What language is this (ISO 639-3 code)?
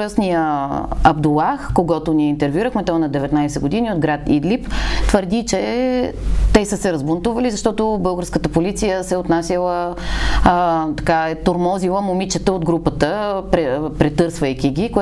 bul